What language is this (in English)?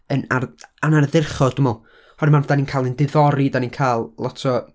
Welsh